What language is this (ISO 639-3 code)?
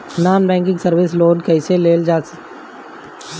bho